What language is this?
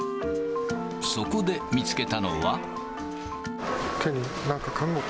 Japanese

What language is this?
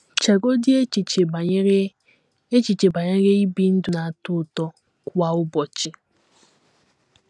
Igbo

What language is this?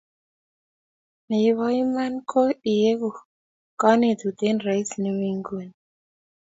Kalenjin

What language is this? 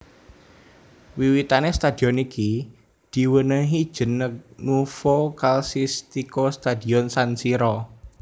Javanese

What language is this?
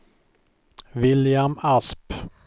Swedish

